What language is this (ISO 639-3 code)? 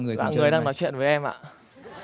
vie